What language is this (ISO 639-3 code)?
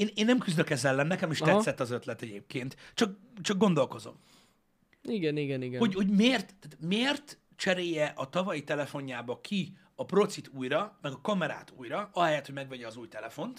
hun